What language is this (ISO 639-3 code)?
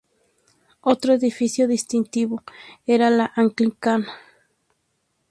spa